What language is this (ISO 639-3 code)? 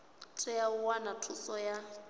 ven